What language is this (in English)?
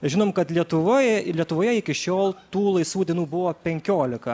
Lithuanian